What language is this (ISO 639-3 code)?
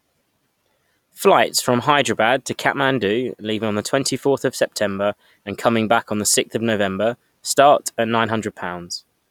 eng